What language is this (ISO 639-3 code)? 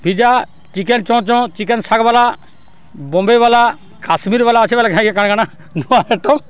ori